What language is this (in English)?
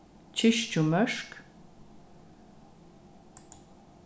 Faroese